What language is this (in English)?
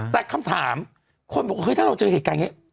Thai